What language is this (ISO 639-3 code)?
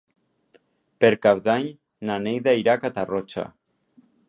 cat